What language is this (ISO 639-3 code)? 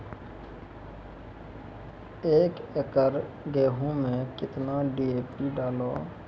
mai